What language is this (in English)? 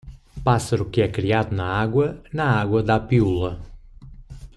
Portuguese